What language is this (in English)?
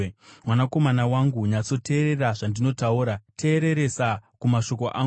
Shona